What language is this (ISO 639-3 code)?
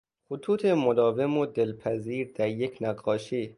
fas